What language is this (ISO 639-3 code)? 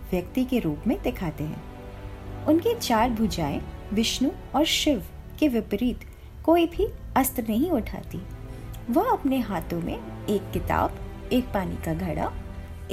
hin